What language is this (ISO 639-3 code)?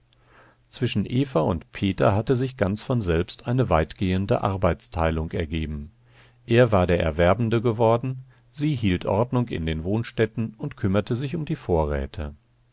deu